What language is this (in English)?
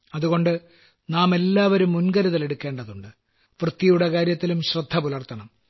Malayalam